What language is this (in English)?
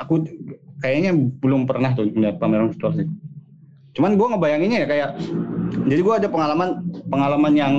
Indonesian